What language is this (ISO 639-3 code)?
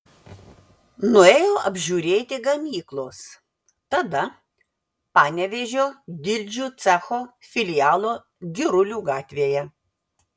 lit